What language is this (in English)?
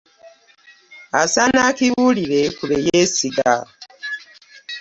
Ganda